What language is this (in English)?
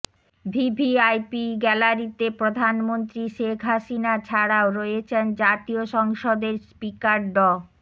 Bangla